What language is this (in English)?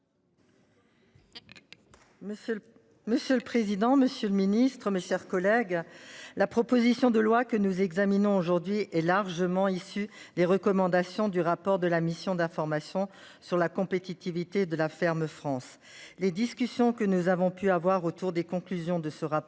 French